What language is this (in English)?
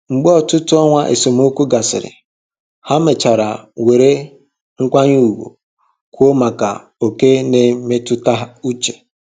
Igbo